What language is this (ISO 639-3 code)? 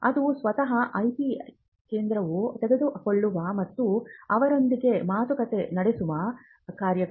kan